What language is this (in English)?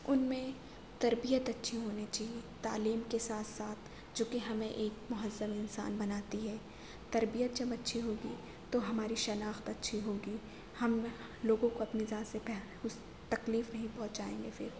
Urdu